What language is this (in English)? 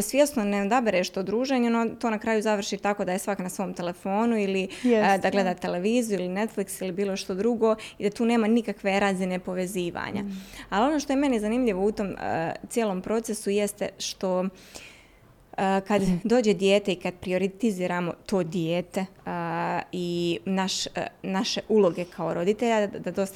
Croatian